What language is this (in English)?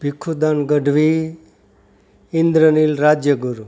Gujarati